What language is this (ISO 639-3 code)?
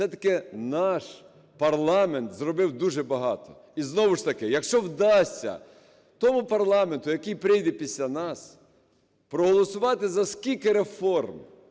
ukr